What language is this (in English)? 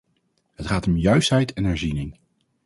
Dutch